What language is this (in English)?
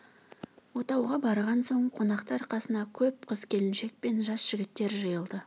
Kazakh